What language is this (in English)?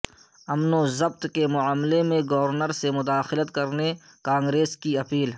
Urdu